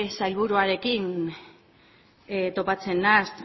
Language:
Basque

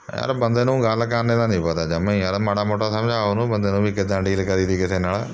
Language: Punjabi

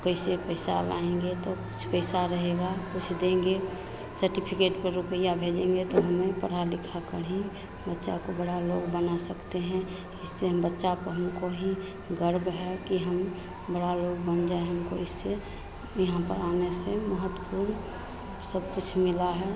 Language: Hindi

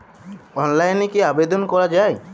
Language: Bangla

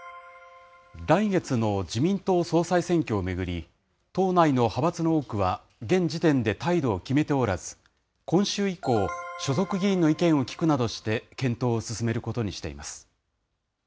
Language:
Japanese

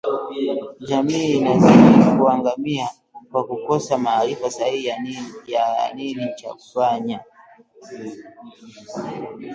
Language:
Swahili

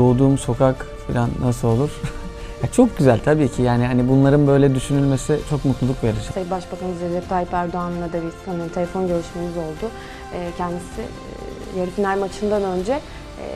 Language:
Turkish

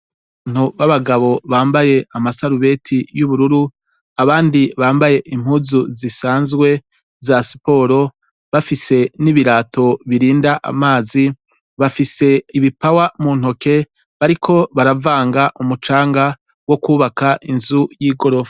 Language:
Rundi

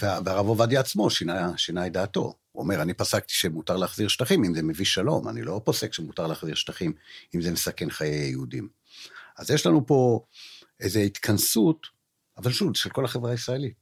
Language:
Hebrew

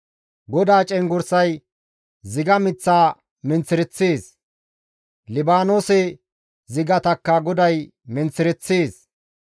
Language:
Gamo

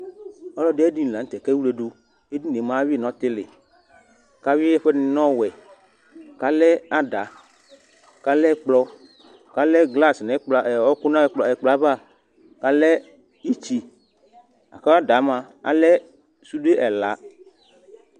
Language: Ikposo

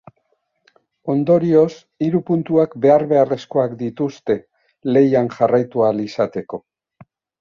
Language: Basque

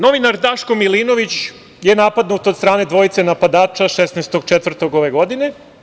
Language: Serbian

